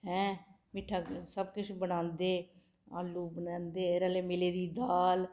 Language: Dogri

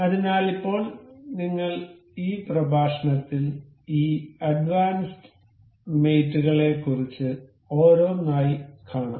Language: Malayalam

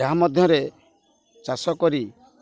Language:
Odia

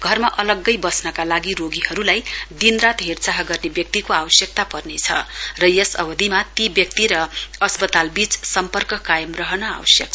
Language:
Nepali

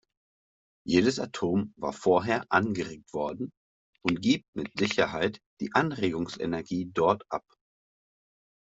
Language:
German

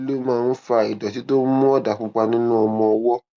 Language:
Yoruba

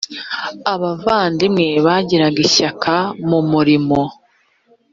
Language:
Kinyarwanda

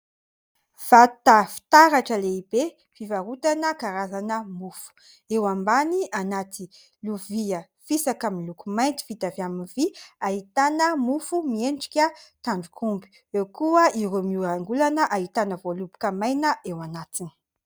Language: Malagasy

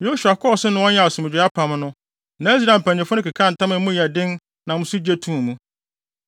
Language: Akan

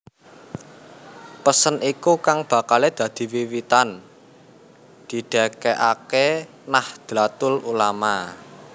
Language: Javanese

